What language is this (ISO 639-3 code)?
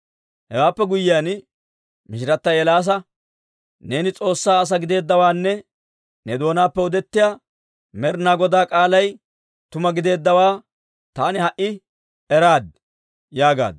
dwr